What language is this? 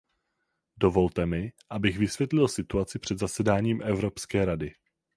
Czech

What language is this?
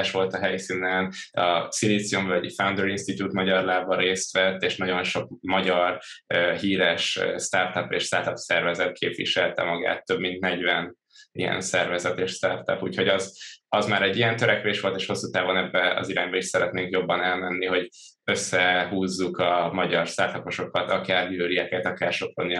Hungarian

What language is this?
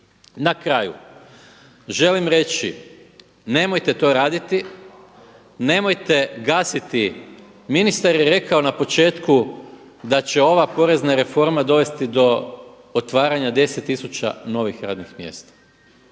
Croatian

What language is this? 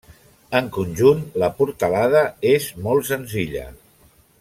Catalan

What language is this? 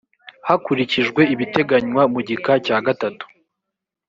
Kinyarwanda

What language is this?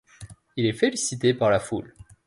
French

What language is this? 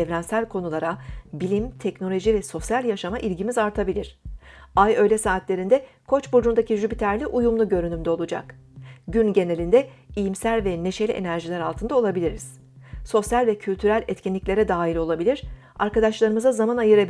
Turkish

